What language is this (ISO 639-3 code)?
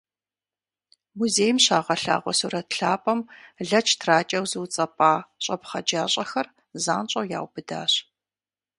kbd